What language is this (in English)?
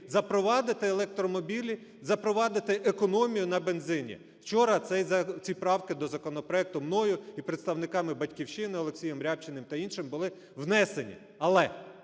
Ukrainian